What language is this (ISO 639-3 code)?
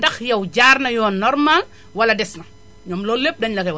wol